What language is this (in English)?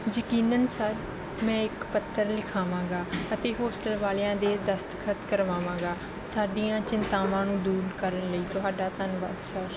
Punjabi